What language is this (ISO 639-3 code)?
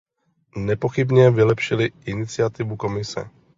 ces